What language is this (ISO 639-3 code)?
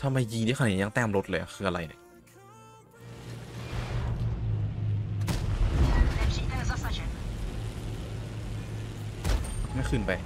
tha